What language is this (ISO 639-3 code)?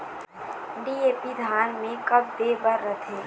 hne